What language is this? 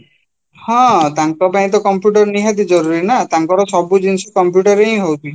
Odia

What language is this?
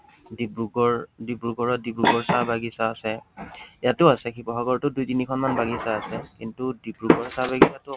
Assamese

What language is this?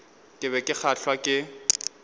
Northern Sotho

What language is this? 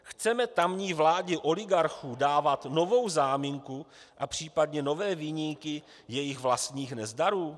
Czech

